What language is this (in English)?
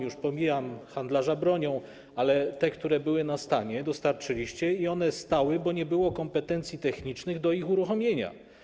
Polish